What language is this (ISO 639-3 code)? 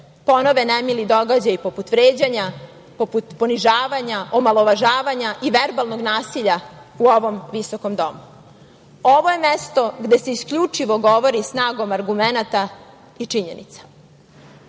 srp